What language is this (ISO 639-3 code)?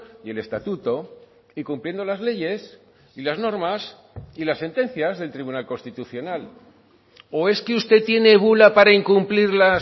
spa